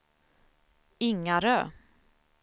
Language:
Swedish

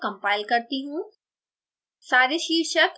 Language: Hindi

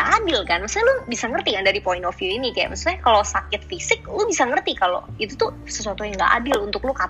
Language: Indonesian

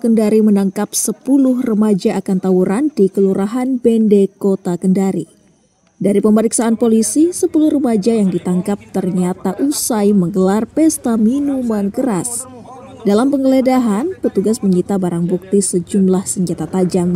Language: Indonesian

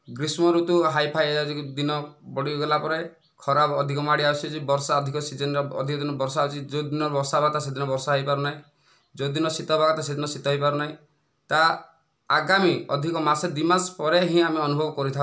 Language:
Odia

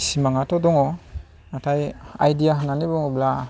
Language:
Bodo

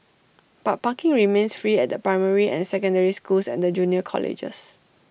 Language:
English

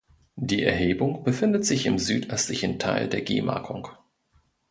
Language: German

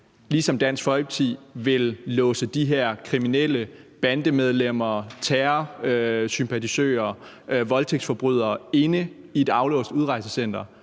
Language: Danish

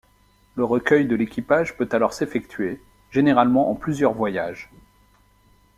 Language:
French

